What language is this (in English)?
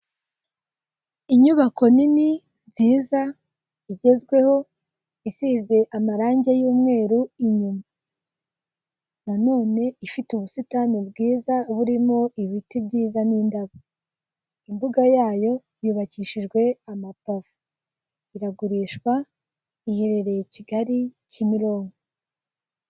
Kinyarwanda